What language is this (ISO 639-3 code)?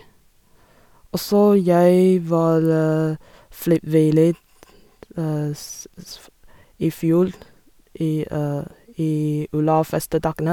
nor